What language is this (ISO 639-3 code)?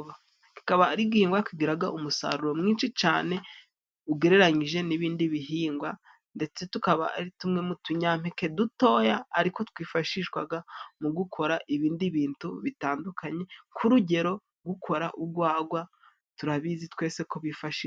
kin